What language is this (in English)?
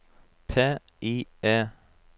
Norwegian